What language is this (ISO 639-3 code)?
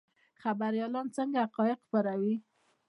pus